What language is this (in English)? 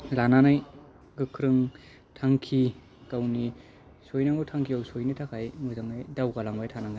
Bodo